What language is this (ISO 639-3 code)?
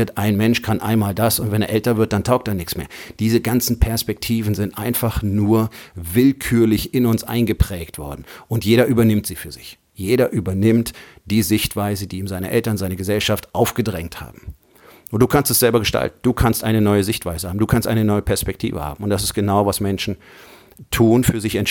deu